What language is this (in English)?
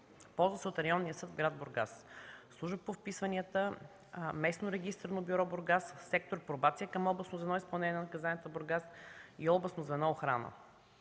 Bulgarian